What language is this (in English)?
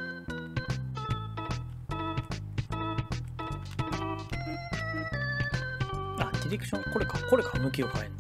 Japanese